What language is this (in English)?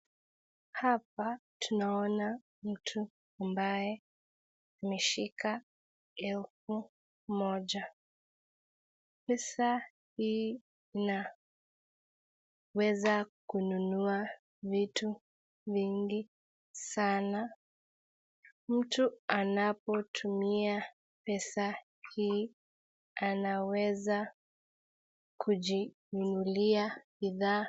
Swahili